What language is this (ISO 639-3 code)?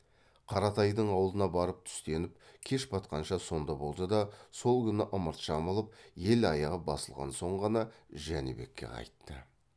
kaz